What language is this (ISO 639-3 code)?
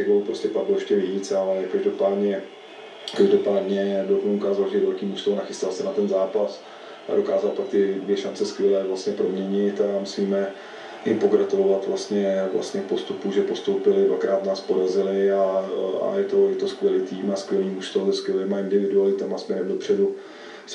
ces